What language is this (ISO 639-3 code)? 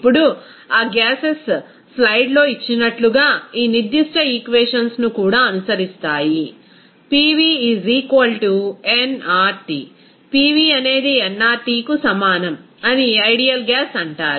tel